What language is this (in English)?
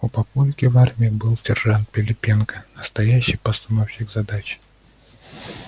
Russian